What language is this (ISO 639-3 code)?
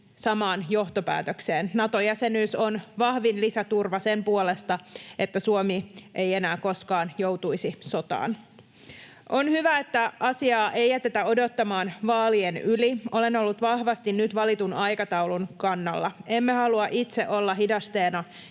fin